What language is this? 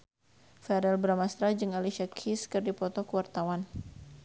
Sundanese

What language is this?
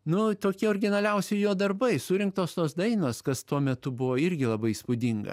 Lithuanian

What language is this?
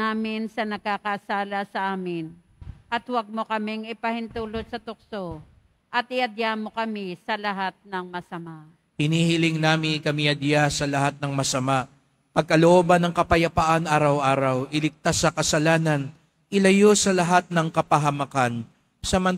Filipino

